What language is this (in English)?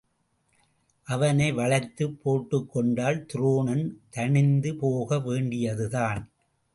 Tamil